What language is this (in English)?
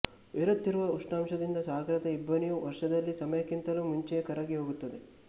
Kannada